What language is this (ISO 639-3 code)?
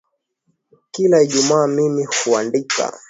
swa